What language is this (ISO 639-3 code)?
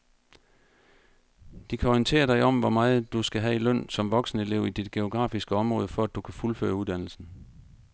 dan